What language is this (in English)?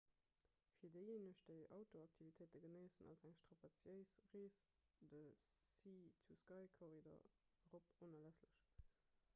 Luxembourgish